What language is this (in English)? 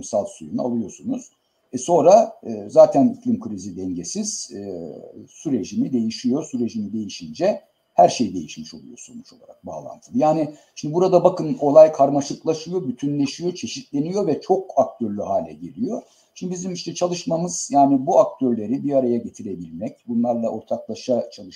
Turkish